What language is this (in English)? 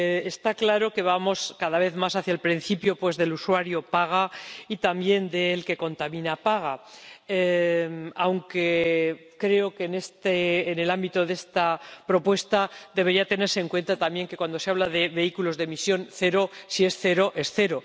Spanish